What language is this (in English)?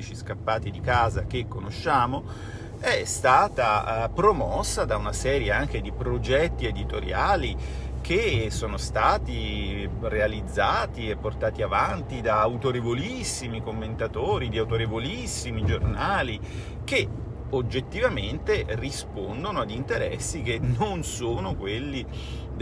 Italian